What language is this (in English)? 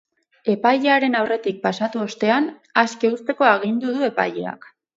Basque